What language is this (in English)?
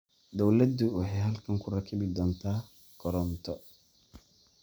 Somali